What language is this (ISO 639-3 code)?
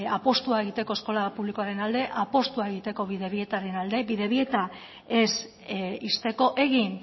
eus